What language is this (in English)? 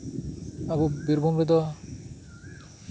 Santali